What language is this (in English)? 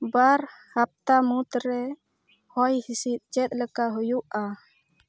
Santali